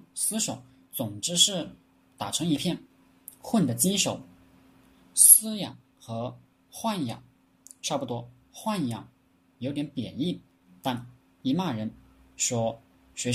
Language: Chinese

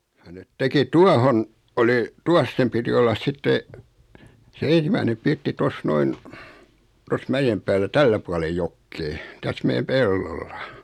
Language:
Finnish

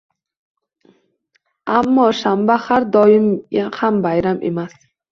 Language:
Uzbek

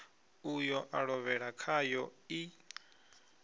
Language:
Venda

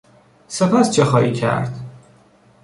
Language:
Persian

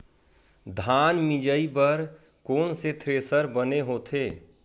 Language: Chhattisgarhi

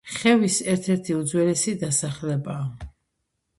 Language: Georgian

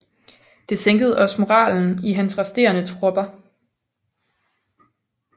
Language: Danish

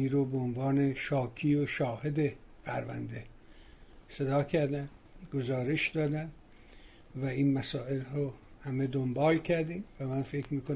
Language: Persian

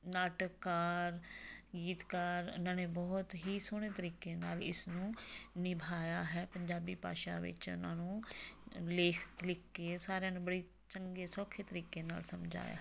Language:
Punjabi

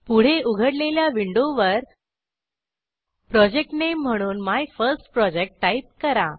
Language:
Marathi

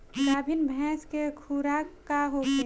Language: Bhojpuri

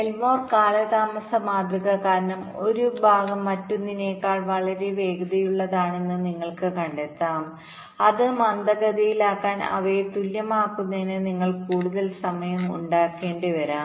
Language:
Malayalam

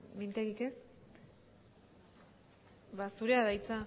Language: Basque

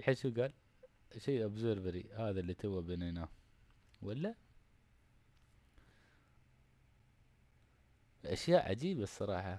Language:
Arabic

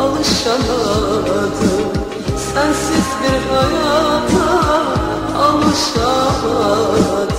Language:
Turkish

